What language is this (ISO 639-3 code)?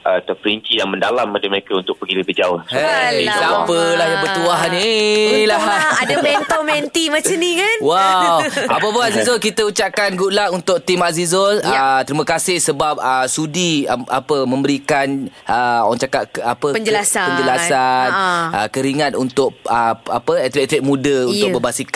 msa